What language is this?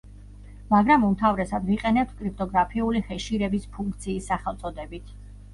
Georgian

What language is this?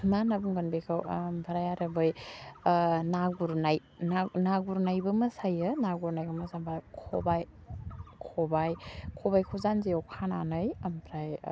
Bodo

